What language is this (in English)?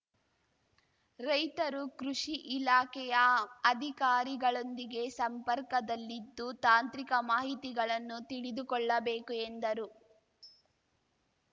Kannada